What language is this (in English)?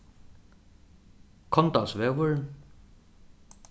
Faroese